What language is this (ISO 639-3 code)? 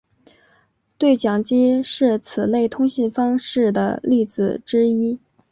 zho